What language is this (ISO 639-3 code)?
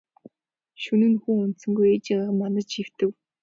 mon